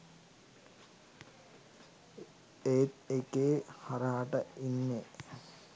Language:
Sinhala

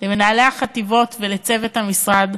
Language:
Hebrew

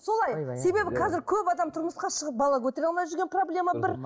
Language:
Kazakh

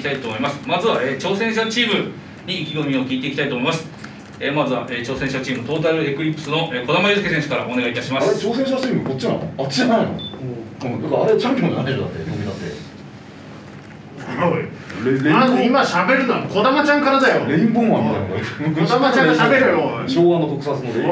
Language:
Japanese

